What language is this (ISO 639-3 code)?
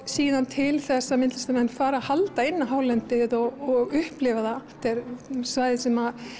isl